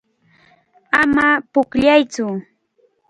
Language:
Cajatambo North Lima Quechua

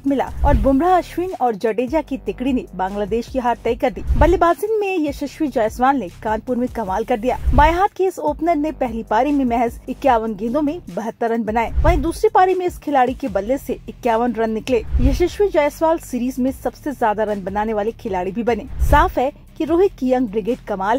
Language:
Hindi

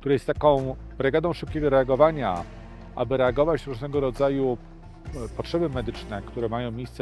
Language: Polish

